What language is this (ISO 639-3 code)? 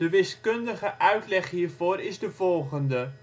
nld